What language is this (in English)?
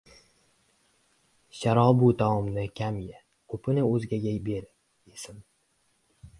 Uzbek